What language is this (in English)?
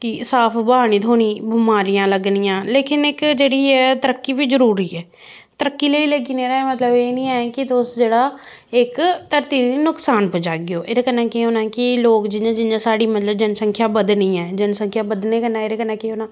Dogri